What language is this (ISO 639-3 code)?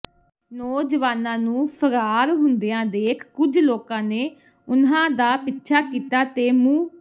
pan